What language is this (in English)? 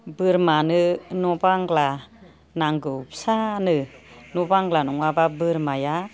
Bodo